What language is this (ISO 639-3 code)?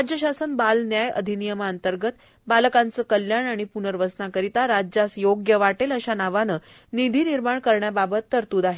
mar